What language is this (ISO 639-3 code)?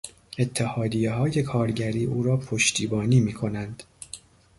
fas